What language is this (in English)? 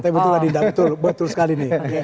Indonesian